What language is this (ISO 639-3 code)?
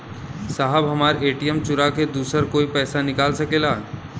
bho